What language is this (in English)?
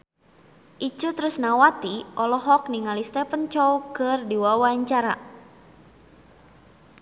Sundanese